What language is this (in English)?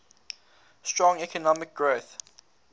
English